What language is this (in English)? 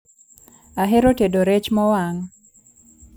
Luo (Kenya and Tanzania)